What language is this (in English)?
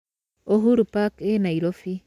Kikuyu